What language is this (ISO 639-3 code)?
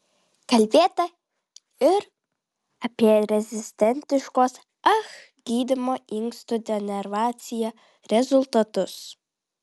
lit